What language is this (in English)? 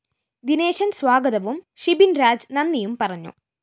Malayalam